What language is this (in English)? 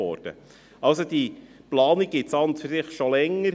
Swiss German